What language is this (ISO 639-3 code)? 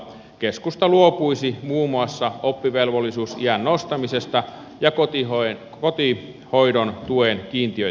fin